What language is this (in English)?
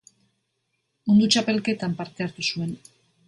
Basque